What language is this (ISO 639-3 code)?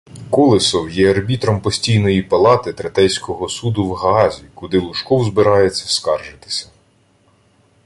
ukr